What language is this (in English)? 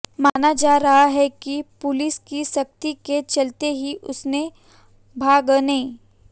Hindi